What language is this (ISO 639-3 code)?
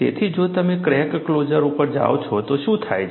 guj